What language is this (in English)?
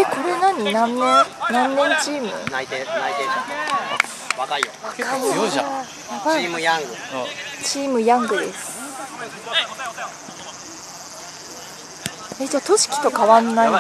Japanese